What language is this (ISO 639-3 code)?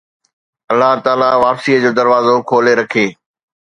snd